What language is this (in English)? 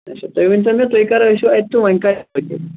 Kashmiri